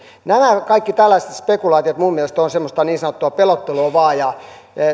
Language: Finnish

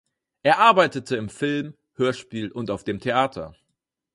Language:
German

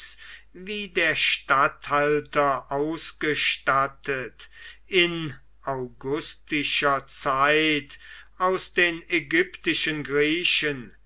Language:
German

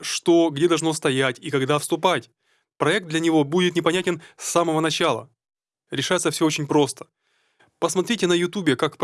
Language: Russian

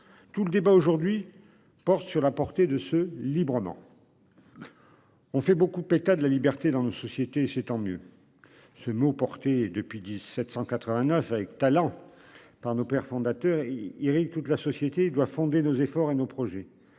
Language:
French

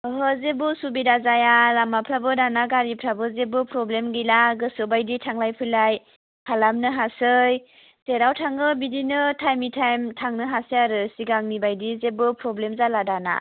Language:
Bodo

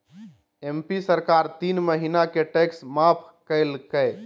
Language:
Magahi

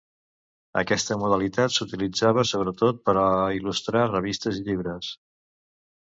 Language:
Catalan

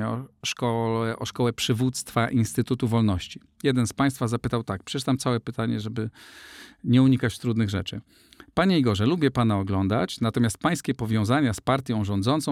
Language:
Polish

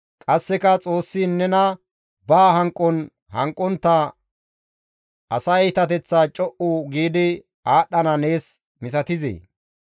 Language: Gamo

